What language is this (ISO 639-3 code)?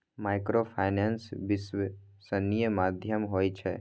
mai